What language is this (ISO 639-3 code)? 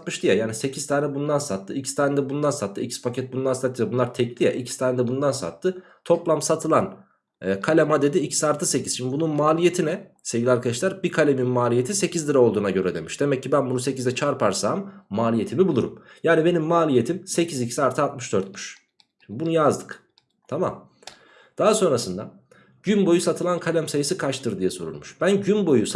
tur